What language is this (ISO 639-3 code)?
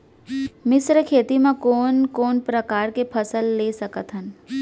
hne